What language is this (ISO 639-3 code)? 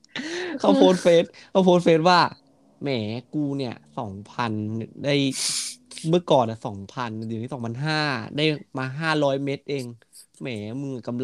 tha